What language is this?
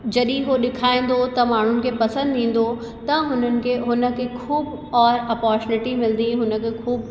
Sindhi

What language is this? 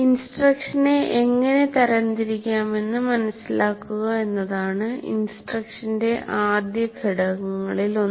Malayalam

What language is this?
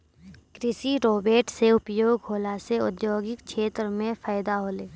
Maithili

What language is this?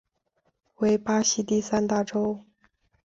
Chinese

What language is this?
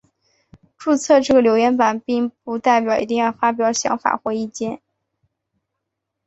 Chinese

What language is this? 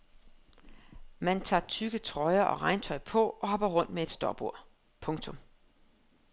Danish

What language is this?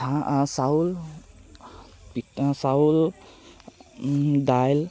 Assamese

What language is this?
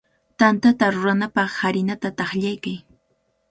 Cajatambo North Lima Quechua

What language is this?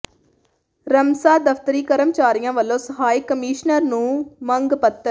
Punjabi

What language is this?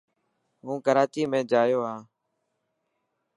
Dhatki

